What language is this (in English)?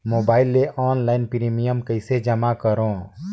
Chhattisgarhi